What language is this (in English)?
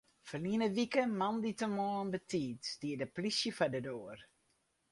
Western Frisian